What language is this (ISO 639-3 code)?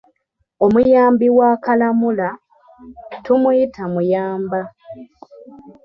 lug